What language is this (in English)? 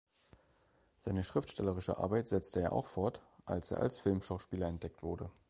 German